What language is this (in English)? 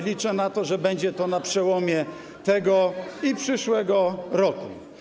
Polish